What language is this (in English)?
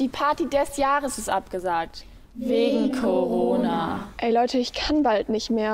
German